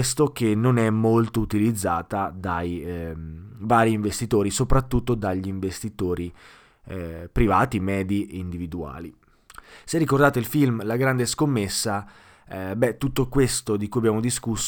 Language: Italian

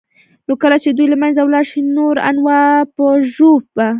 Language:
Pashto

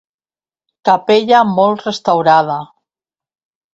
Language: Catalan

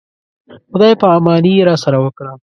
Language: Pashto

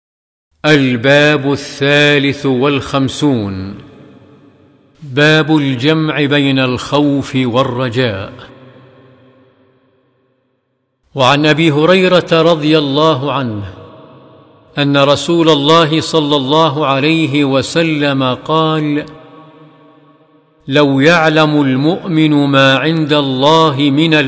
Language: Arabic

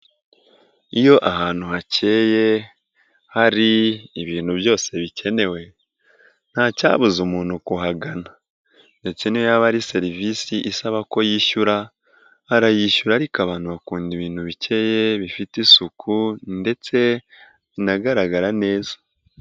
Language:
Kinyarwanda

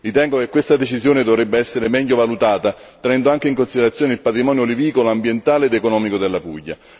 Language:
Italian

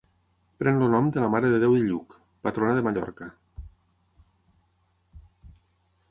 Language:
Catalan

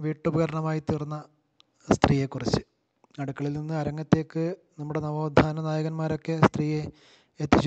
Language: Hindi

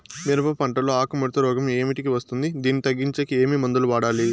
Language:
Telugu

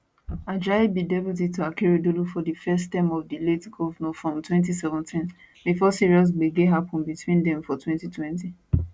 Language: Nigerian Pidgin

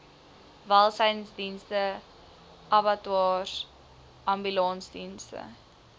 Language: Afrikaans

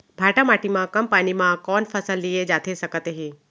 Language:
Chhattisgarhi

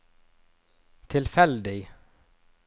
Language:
Norwegian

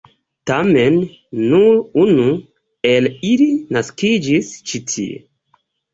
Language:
Esperanto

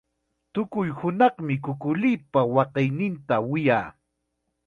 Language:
Chiquián Ancash Quechua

